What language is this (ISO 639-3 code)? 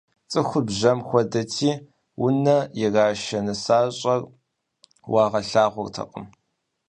kbd